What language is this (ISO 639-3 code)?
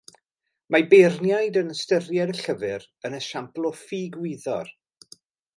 cym